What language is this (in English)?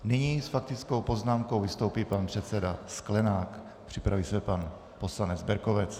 Czech